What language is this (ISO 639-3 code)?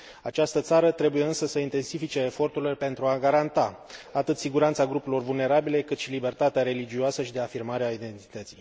ron